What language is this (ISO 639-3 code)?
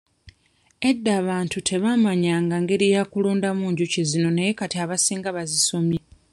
lug